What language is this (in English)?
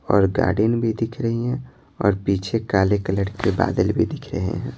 Hindi